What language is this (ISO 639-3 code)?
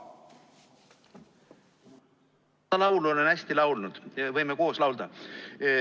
est